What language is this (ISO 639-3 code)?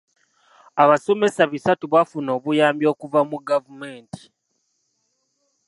lug